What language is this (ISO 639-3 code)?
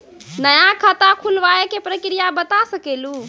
mai